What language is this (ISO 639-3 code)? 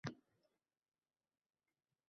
uzb